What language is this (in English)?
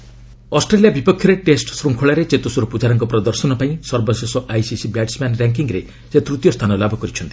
Odia